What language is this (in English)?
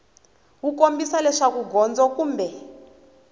Tsonga